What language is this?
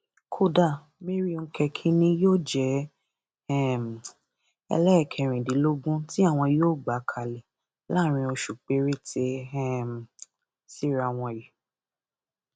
Yoruba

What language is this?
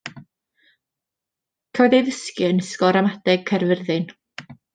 Welsh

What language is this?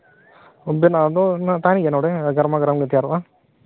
Santali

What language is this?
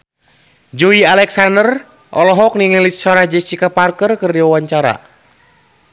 Sundanese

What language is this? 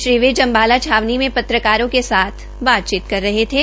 Hindi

